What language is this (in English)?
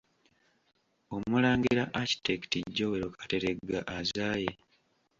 Ganda